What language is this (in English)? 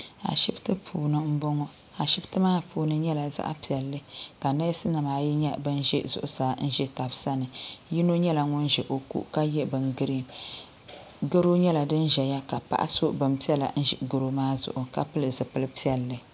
Dagbani